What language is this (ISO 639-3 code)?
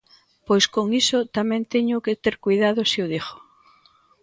glg